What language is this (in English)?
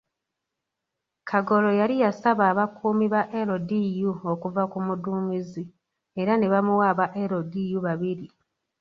Ganda